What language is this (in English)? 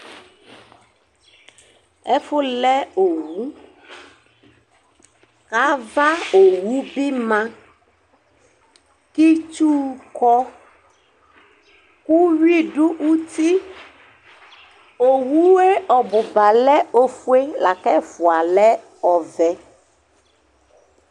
Ikposo